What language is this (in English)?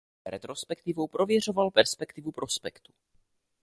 Czech